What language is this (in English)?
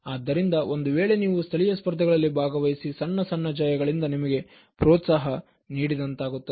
Kannada